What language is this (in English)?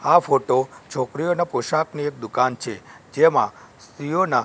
Gujarati